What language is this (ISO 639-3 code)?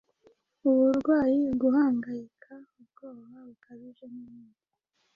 kin